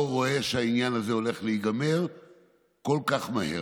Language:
Hebrew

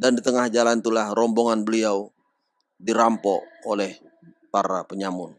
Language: Indonesian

